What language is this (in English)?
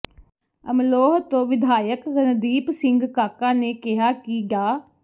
Punjabi